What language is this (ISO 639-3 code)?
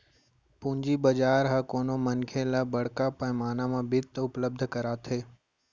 hne